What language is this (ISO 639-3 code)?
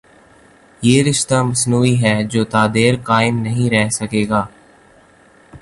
urd